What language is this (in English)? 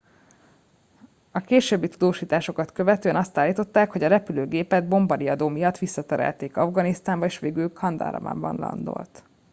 Hungarian